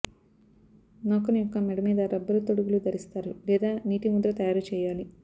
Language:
Telugu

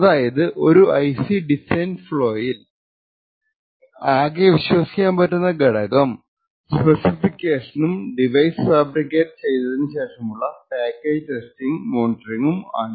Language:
Malayalam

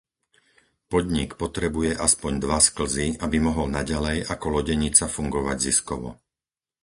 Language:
Slovak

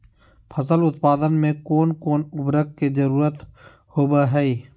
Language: Magahi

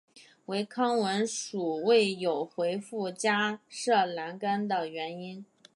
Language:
Chinese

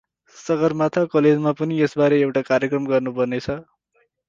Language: Nepali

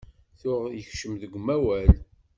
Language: Kabyle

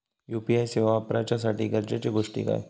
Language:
Marathi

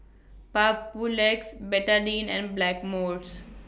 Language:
English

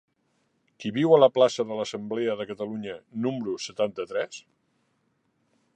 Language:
Catalan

